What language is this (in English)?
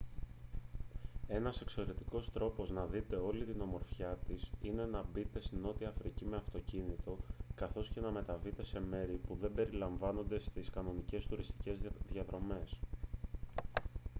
Greek